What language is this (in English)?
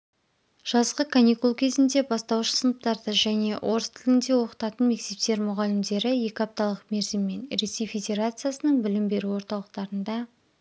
Kazakh